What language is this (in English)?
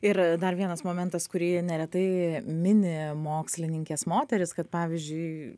Lithuanian